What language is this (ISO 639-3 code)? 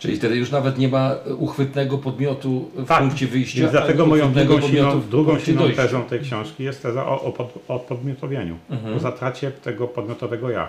pol